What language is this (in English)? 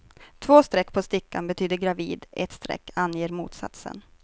Swedish